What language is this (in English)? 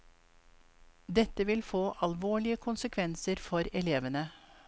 Norwegian